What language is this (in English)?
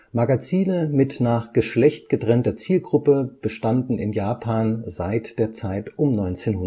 German